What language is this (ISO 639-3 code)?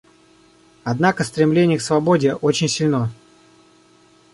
rus